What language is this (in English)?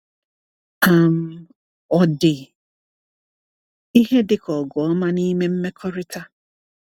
Igbo